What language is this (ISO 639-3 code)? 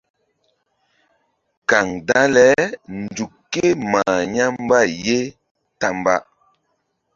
mdd